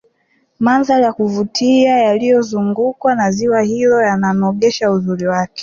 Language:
Swahili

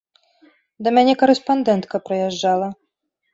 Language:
Belarusian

